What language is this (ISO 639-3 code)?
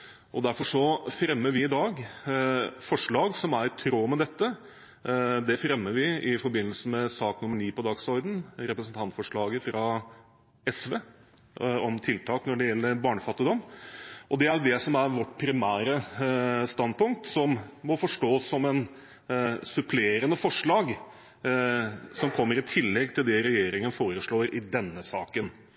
nob